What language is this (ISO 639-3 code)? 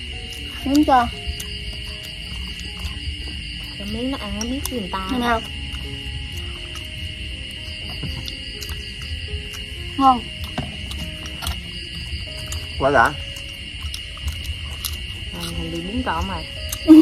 vie